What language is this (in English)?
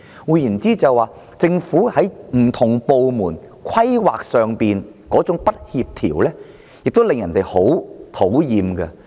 Cantonese